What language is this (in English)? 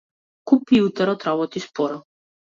Macedonian